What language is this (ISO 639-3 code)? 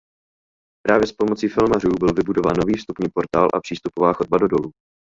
ces